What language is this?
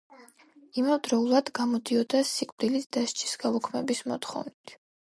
Georgian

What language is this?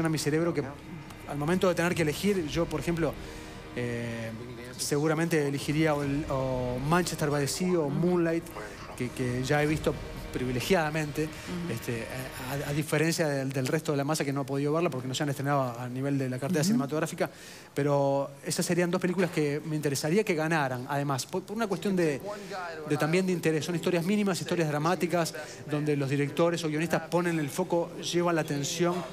Spanish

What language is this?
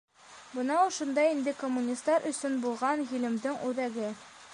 Bashkir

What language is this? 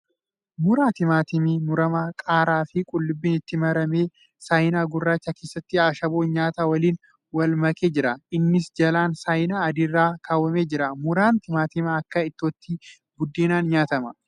Oromo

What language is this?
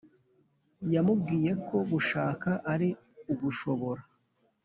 Kinyarwanda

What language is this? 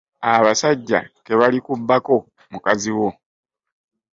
Ganda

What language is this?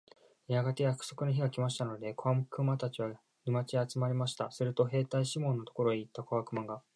Japanese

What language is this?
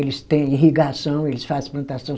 Portuguese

